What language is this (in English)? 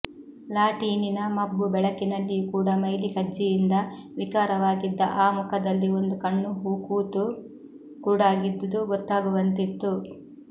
Kannada